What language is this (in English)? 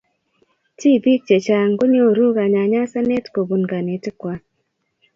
Kalenjin